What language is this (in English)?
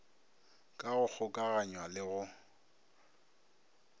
Northern Sotho